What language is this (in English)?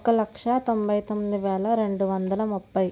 Telugu